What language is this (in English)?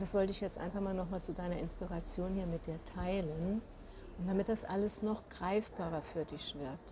German